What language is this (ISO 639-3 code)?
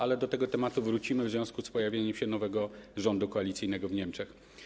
pol